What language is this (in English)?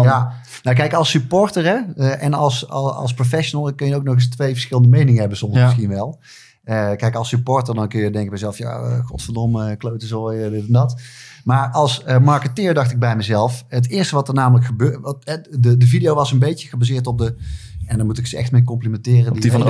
Dutch